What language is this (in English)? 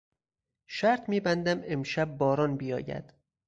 Persian